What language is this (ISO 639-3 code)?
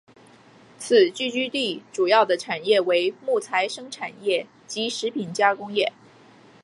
zho